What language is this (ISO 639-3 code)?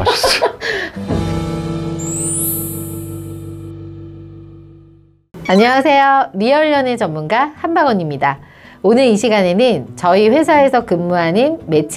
kor